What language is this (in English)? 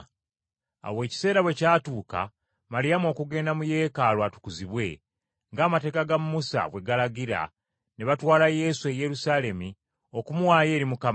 Ganda